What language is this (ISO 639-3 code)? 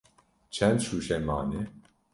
kur